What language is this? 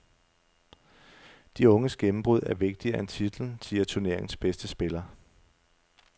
Danish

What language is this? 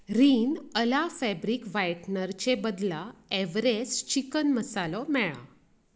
Konkani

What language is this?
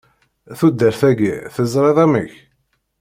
Kabyle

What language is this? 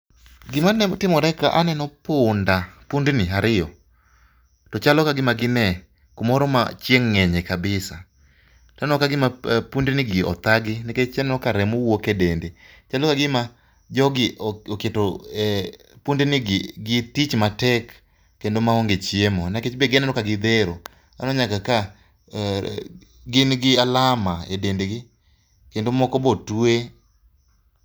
Luo (Kenya and Tanzania)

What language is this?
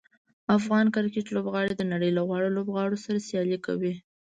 Pashto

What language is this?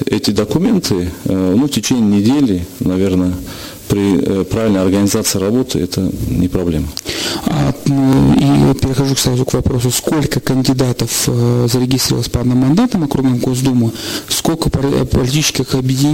Russian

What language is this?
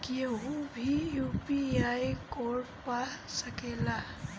Bhojpuri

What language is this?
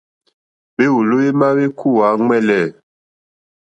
Mokpwe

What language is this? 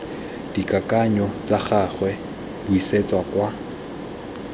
Tswana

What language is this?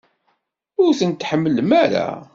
Kabyle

